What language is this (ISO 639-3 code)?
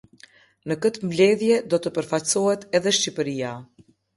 sqi